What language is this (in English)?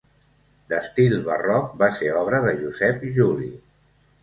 Catalan